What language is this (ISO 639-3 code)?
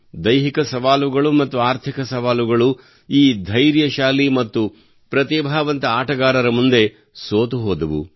kan